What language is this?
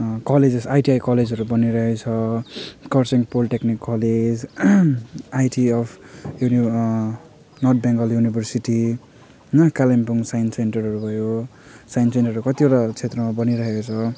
Nepali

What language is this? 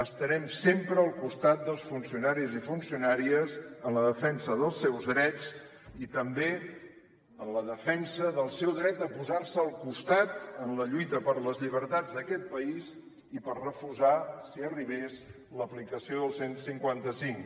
Catalan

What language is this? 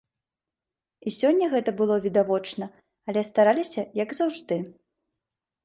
Belarusian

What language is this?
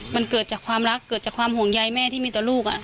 Thai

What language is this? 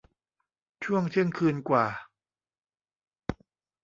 Thai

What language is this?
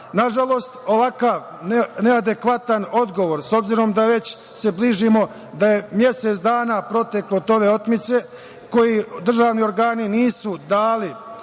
Serbian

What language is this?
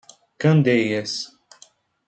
Portuguese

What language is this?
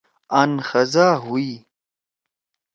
Torwali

